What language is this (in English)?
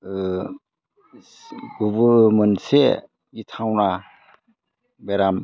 Bodo